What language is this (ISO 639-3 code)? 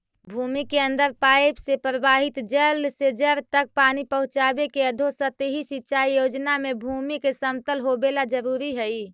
mag